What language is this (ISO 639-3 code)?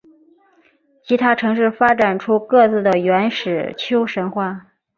zho